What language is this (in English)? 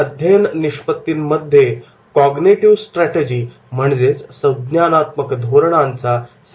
Marathi